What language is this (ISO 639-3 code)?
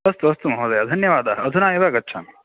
san